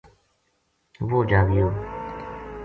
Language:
Gujari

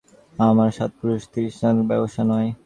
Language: Bangla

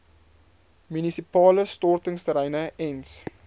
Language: Afrikaans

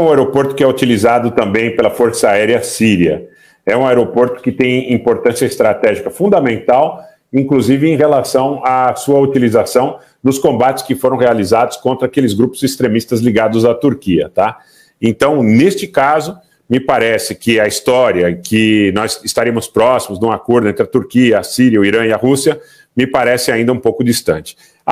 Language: Portuguese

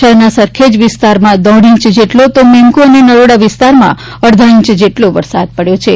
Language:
Gujarati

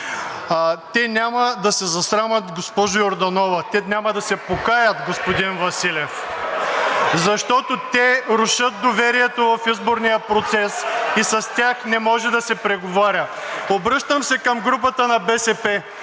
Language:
Bulgarian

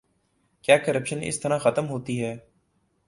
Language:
Urdu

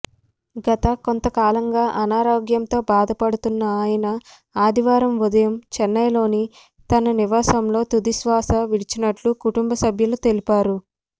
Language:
Telugu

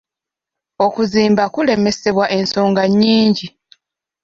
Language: Ganda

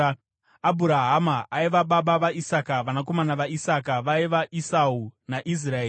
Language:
Shona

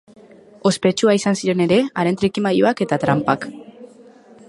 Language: Basque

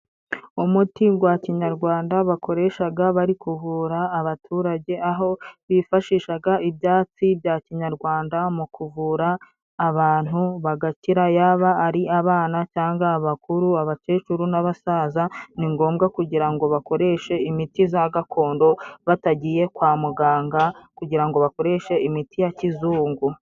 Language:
Kinyarwanda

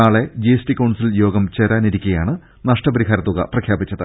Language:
Malayalam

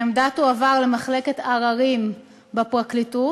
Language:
Hebrew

